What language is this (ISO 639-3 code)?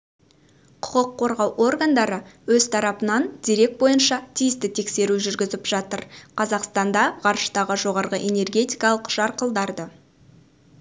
kaz